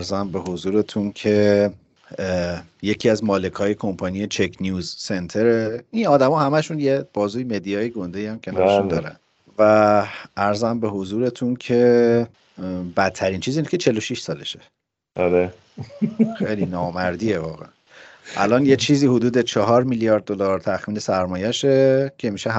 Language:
Persian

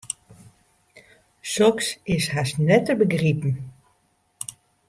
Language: Western Frisian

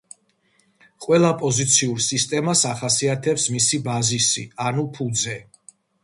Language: Georgian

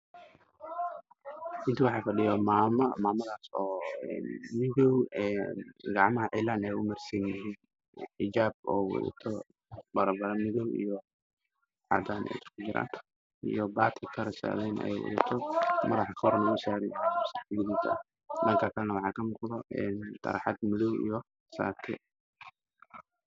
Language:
Somali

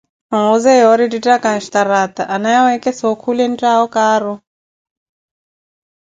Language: Koti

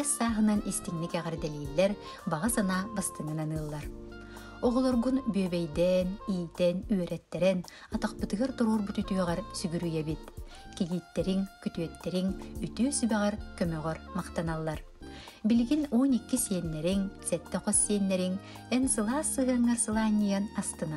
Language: Turkish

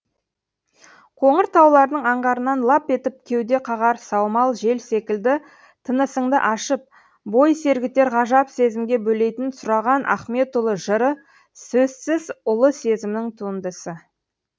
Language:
Kazakh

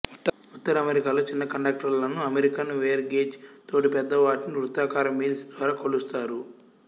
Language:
Telugu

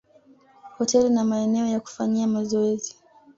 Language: Swahili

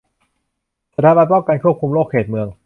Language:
Thai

